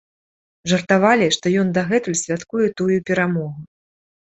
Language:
Belarusian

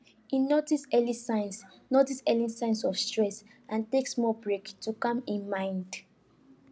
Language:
Nigerian Pidgin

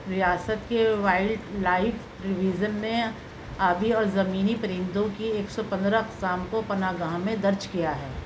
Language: Urdu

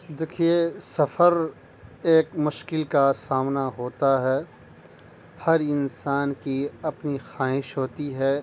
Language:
Urdu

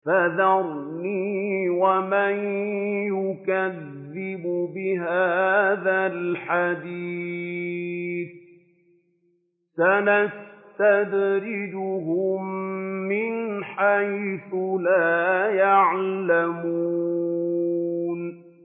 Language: Arabic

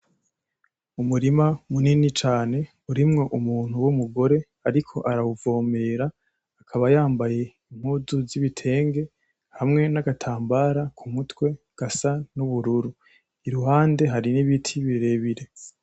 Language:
Rundi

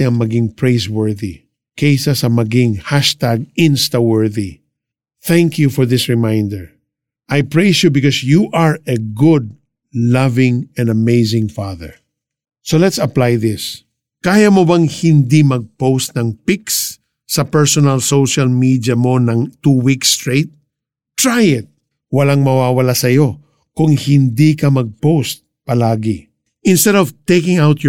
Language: Filipino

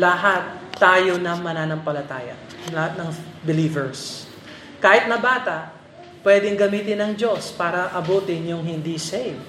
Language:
Filipino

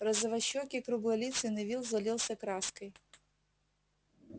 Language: Russian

